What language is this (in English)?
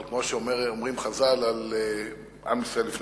Hebrew